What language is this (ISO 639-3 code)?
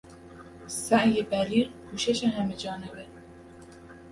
fas